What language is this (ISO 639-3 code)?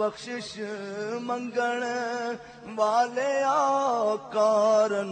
ara